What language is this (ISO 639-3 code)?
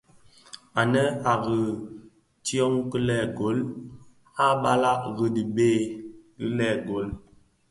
ksf